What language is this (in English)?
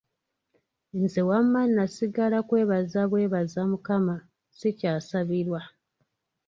Ganda